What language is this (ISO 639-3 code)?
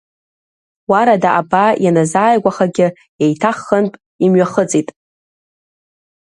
abk